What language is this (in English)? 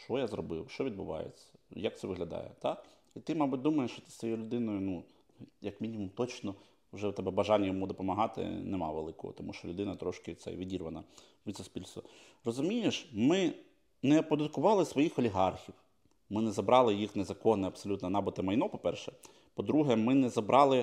Ukrainian